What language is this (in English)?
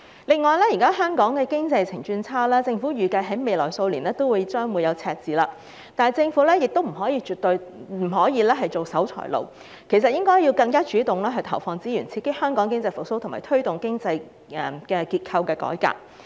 Cantonese